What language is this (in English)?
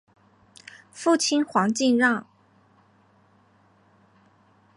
Chinese